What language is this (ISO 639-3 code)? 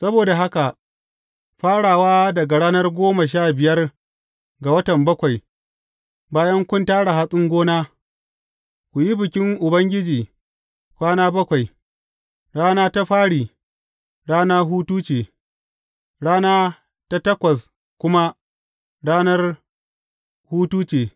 hau